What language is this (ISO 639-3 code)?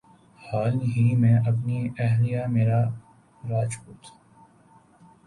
urd